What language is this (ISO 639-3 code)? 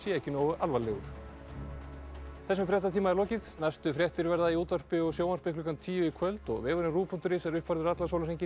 isl